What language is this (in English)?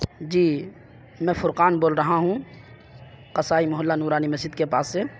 Urdu